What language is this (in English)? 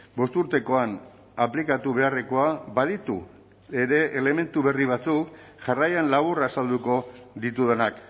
Basque